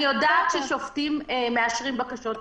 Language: Hebrew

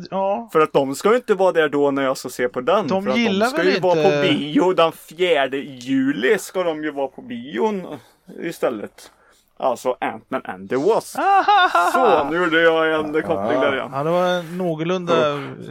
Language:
Swedish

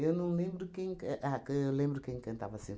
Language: Portuguese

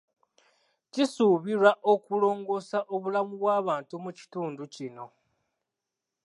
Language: Ganda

